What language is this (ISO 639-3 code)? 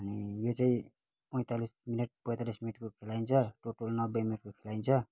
nep